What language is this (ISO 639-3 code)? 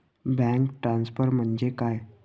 mar